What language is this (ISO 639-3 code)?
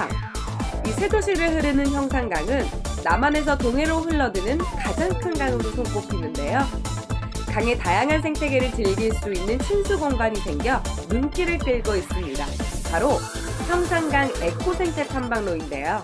kor